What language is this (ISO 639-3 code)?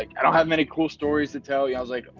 eng